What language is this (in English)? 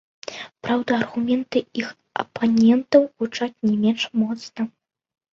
Belarusian